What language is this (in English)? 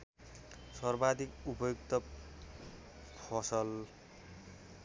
Nepali